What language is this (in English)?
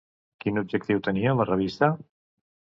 Catalan